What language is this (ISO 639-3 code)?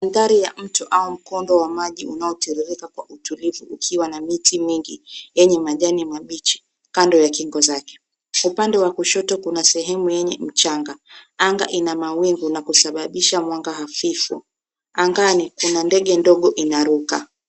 swa